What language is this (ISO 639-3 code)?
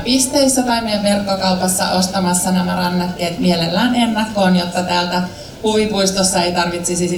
fin